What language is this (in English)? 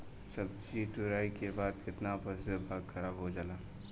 Bhojpuri